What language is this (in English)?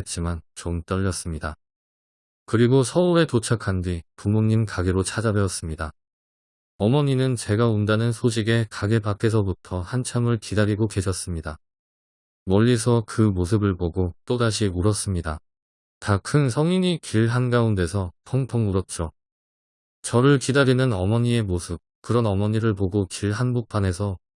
Korean